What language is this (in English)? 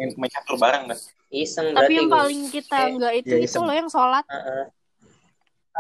Indonesian